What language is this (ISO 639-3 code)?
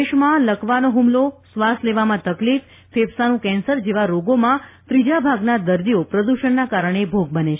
guj